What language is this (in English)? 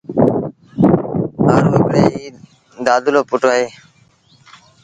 Sindhi Bhil